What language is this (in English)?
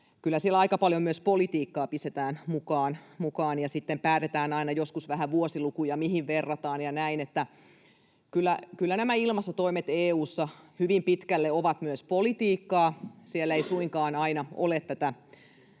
Finnish